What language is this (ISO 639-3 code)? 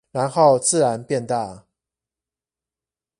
zho